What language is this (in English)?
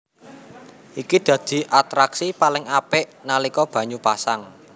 Javanese